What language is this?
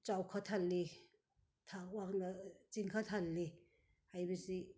Manipuri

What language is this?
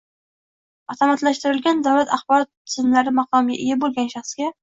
Uzbek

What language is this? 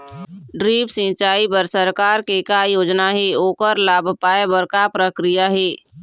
Chhattisgarhi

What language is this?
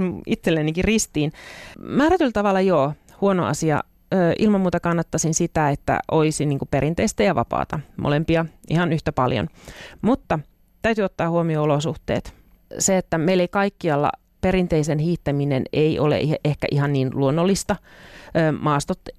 Finnish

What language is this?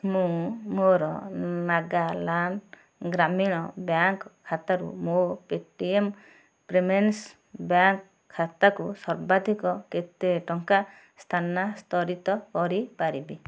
Odia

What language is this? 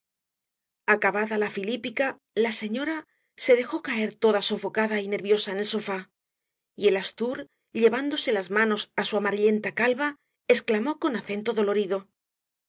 Spanish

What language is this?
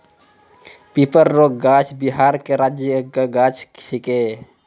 Maithili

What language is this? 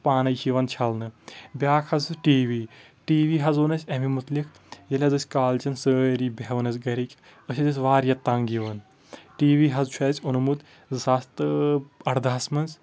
Kashmiri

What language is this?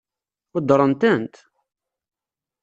Kabyle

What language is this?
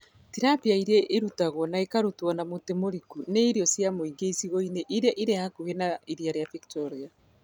Kikuyu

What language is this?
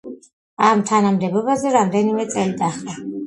Georgian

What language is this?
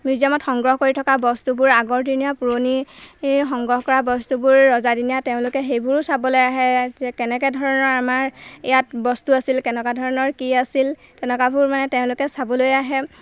Assamese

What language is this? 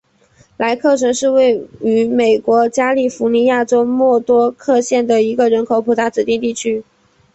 Chinese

